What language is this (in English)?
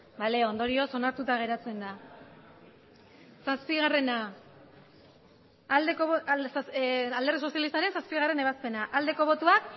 Basque